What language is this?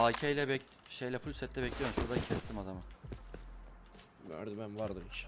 Turkish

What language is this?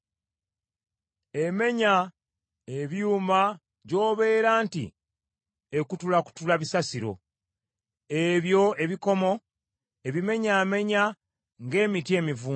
Ganda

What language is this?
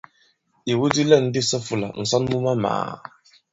Bankon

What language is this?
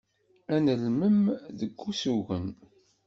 Kabyle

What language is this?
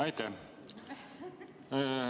Estonian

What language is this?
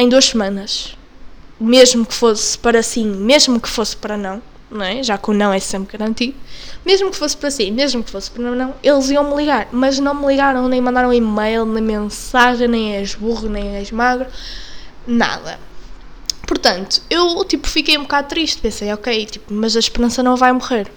Portuguese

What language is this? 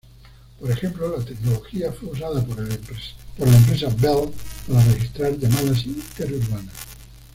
Spanish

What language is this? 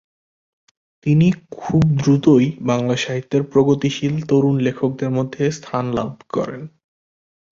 Bangla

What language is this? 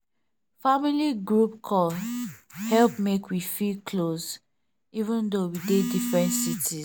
Nigerian Pidgin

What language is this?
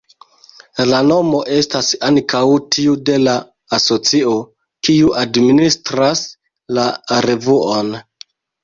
Esperanto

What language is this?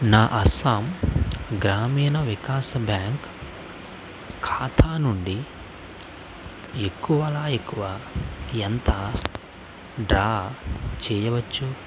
Telugu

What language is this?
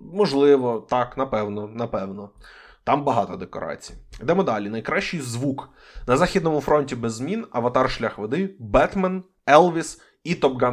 Ukrainian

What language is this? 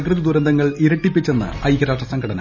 Malayalam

